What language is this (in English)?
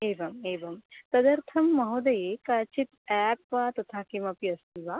Sanskrit